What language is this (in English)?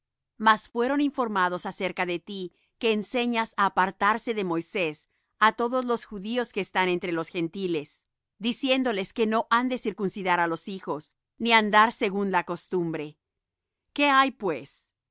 Spanish